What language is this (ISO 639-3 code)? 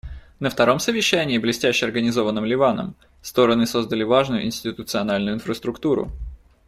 rus